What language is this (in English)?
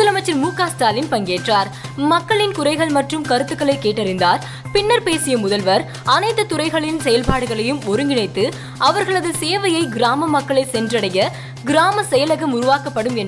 Tamil